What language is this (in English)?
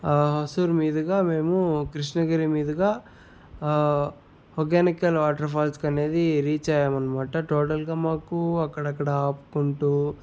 Telugu